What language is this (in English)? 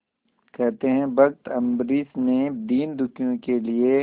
Hindi